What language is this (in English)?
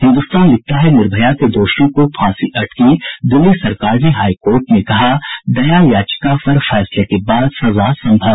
Hindi